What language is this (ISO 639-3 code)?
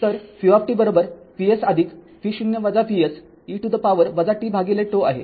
mar